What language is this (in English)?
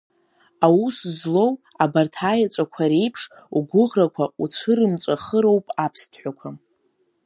Abkhazian